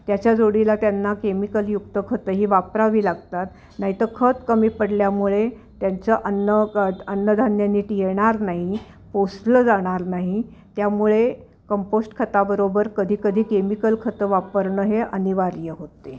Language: Marathi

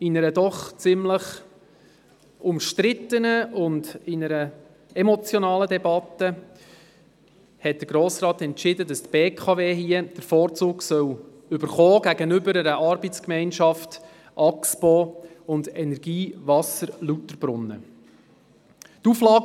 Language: Swiss German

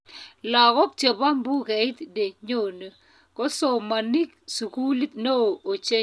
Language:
Kalenjin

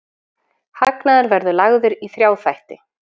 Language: Icelandic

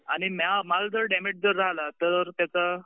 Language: Marathi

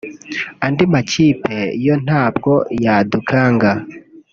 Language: Kinyarwanda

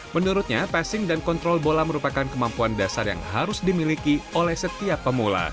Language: Indonesian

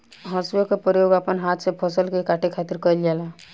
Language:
Bhojpuri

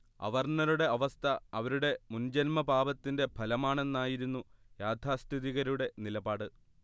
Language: Malayalam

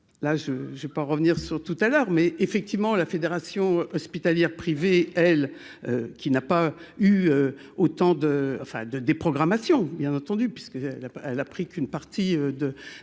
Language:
French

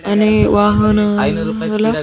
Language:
Telugu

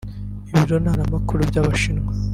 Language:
Kinyarwanda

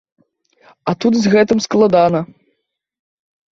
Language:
Belarusian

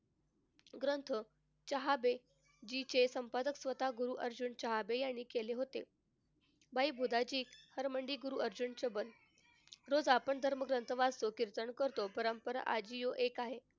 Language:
Marathi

